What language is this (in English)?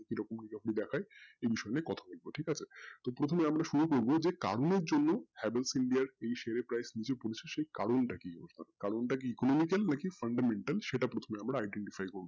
Bangla